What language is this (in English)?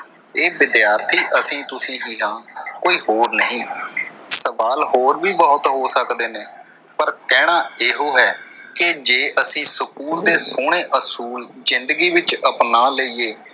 Punjabi